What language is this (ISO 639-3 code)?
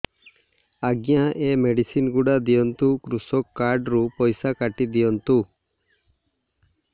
ori